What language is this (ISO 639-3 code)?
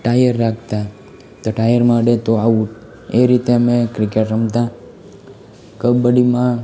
guj